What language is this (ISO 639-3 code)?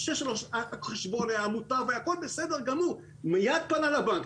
heb